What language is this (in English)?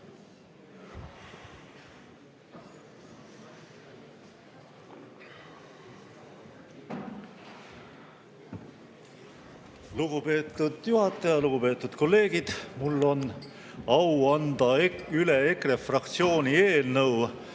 Estonian